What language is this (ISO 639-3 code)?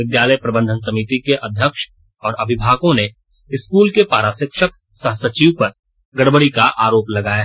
hin